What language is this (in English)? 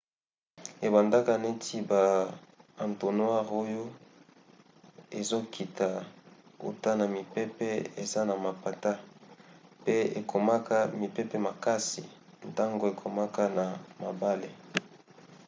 Lingala